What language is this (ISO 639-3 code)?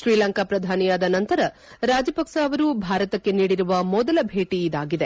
kan